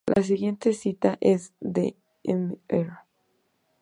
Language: Spanish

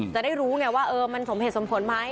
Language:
Thai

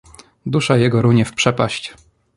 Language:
Polish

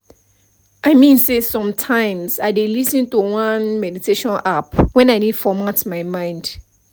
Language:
Nigerian Pidgin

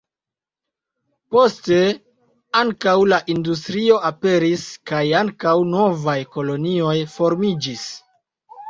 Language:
Esperanto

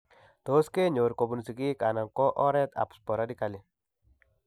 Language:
Kalenjin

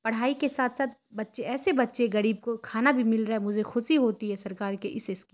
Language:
Urdu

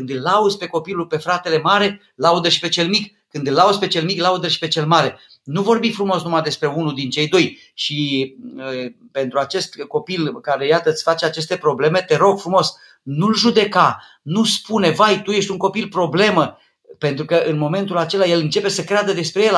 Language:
Romanian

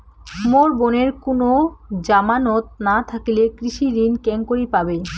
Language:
Bangla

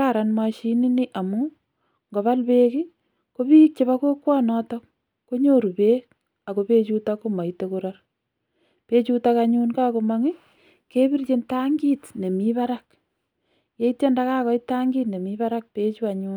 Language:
Kalenjin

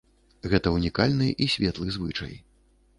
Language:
Belarusian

